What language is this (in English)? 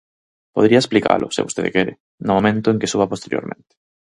Galician